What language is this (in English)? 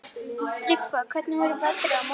Icelandic